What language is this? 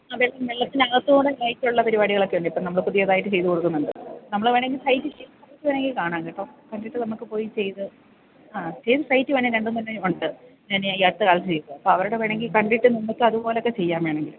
Malayalam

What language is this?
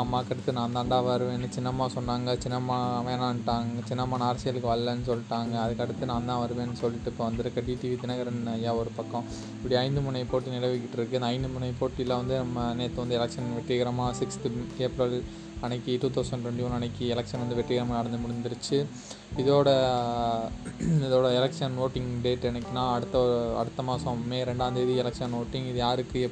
Tamil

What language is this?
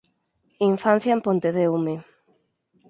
Galician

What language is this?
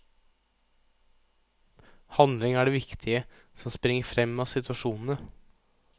Norwegian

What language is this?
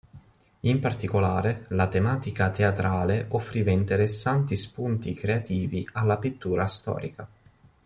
Italian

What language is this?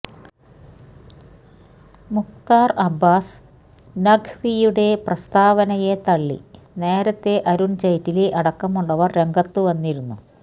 Malayalam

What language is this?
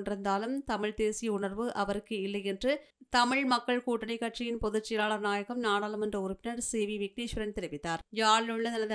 Tamil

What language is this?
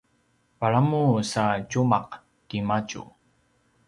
Paiwan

